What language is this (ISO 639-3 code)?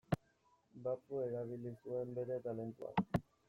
eus